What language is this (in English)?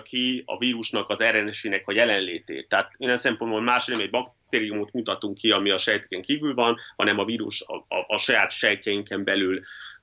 Hungarian